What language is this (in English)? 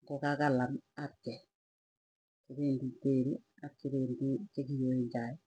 Tugen